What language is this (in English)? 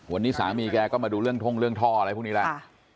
Thai